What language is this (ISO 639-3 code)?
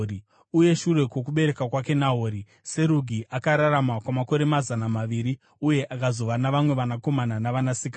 sna